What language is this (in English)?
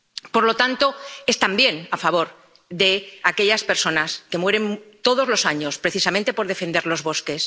Spanish